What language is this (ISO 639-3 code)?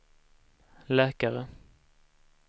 swe